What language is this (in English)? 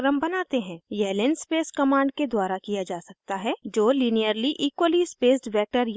Hindi